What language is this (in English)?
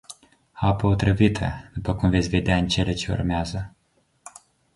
Romanian